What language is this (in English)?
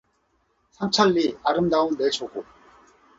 Korean